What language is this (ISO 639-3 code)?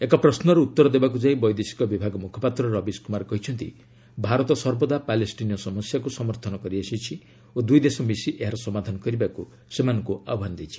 ori